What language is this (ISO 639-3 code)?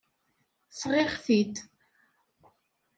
kab